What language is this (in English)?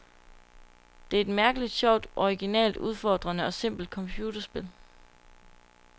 Danish